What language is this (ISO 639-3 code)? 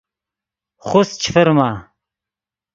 ydg